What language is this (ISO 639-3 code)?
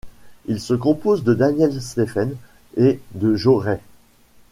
fra